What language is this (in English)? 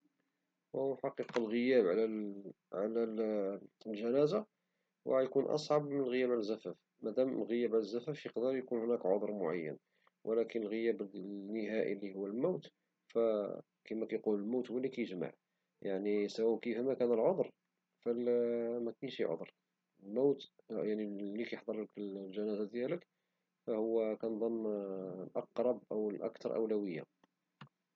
Moroccan Arabic